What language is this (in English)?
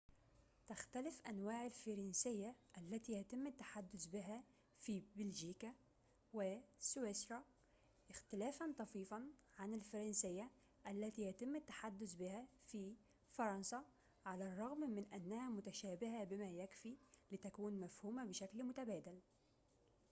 Arabic